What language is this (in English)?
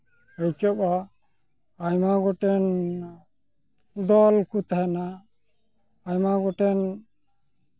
Santali